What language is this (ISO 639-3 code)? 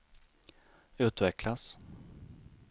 swe